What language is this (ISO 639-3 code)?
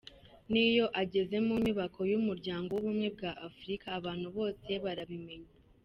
kin